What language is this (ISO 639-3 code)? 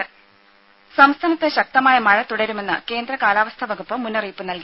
mal